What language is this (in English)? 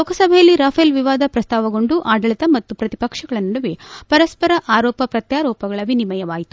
Kannada